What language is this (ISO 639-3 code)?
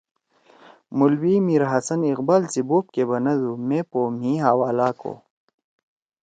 trw